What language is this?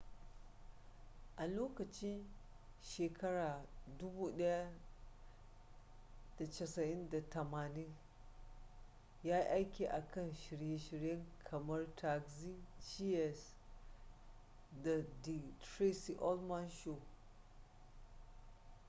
Hausa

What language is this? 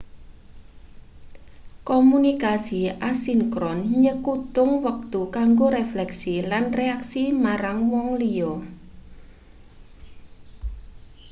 Javanese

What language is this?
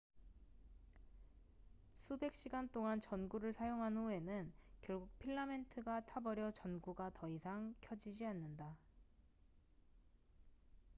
Korean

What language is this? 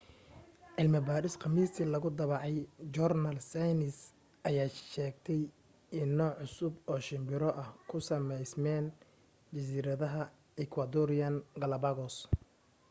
Somali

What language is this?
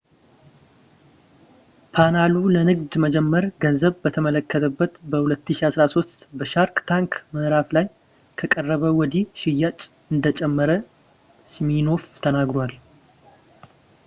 Amharic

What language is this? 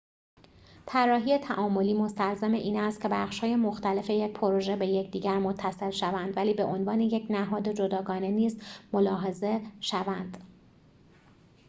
Persian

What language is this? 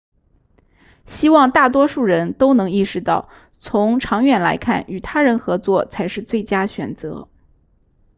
Chinese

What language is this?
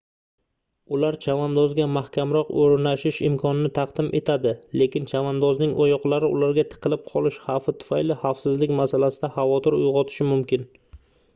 Uzbek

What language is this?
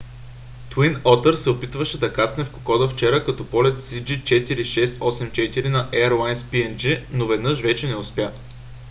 Bulgarian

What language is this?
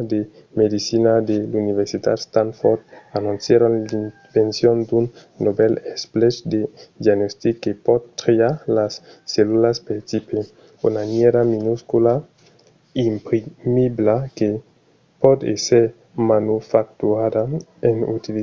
Occitan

